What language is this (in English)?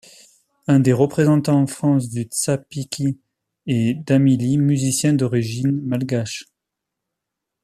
French